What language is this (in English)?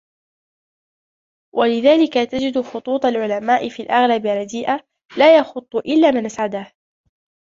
Arabic